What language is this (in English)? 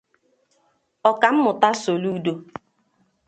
Igbo